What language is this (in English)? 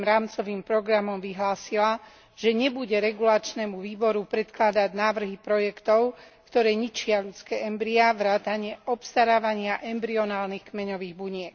Slovak